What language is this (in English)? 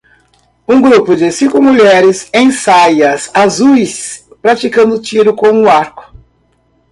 Portuguese